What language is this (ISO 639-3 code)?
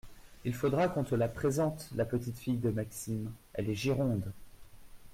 fra